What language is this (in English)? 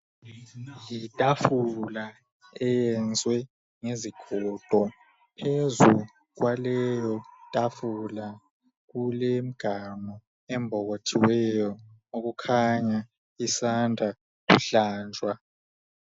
North Ndebele